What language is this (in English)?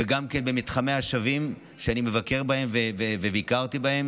Hebrew